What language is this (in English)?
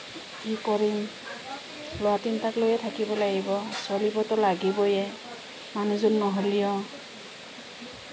Assamese